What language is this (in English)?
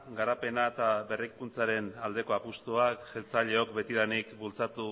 Basque